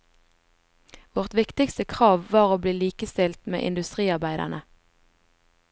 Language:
Norwegian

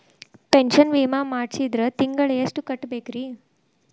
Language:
Kannada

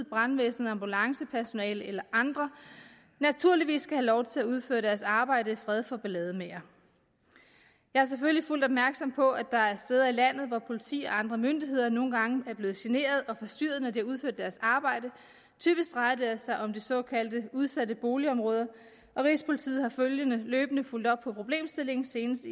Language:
Danish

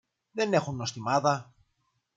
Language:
Greek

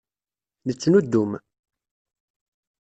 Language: Kabyle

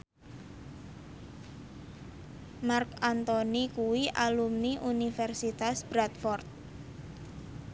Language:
Javanese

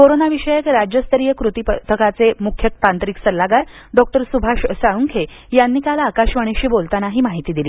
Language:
Marathi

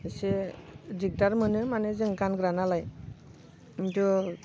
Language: Bodo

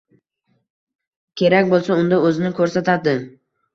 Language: Uzbek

